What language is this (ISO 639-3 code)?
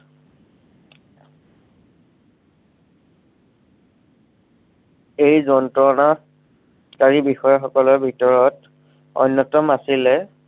asm